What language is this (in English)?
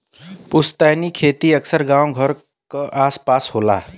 Bhojpuri